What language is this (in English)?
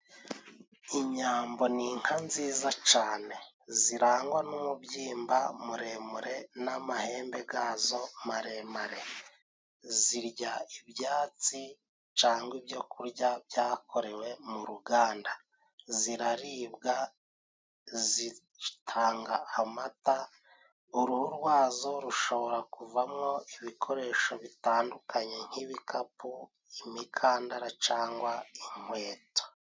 Kinyarwanda